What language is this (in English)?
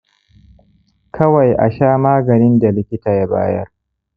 Hausa